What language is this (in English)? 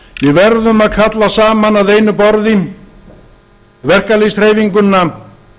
Icelandic